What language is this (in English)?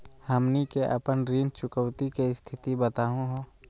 Magahi